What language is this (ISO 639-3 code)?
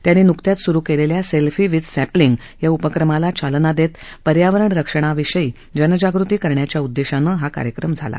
mar